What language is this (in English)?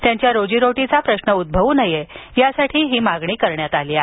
Marathi